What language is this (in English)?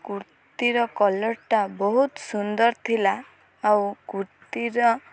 Odia